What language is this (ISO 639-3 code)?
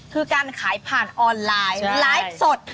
tha